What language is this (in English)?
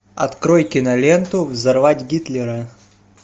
Russian